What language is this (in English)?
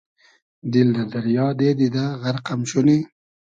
Hazaragi